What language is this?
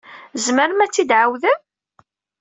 Kabyle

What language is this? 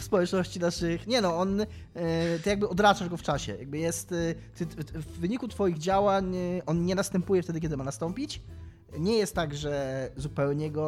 Polish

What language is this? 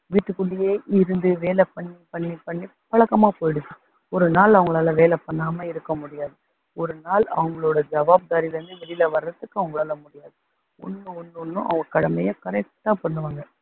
Tamil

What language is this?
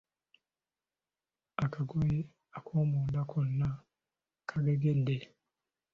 Ganda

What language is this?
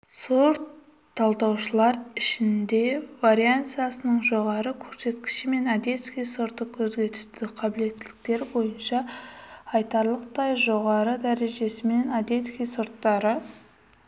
Kazakh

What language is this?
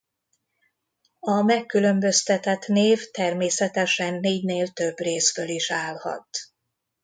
Hungarian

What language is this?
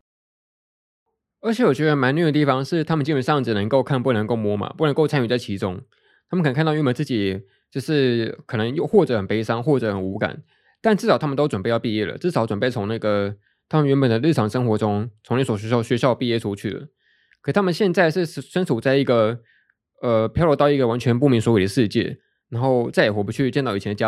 Chinese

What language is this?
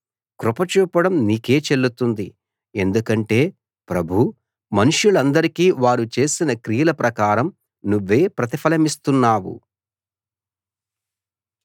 Telugu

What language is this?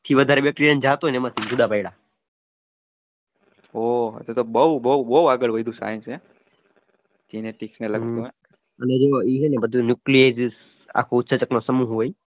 Gujarati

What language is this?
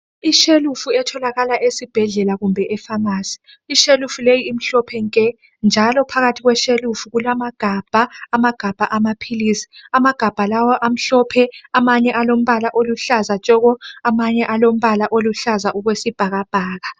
North Ndebele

